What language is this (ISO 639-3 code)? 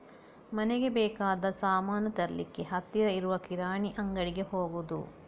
kan